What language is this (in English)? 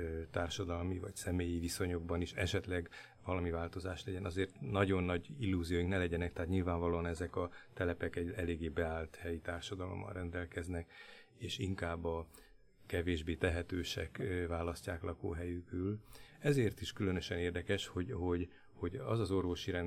Hungarian